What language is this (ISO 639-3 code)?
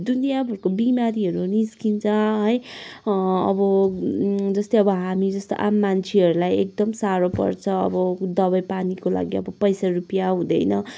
nep